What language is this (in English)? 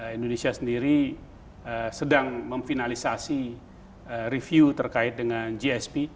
Indonesian